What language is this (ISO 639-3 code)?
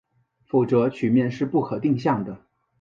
zho